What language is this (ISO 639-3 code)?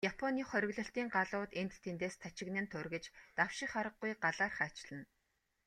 mon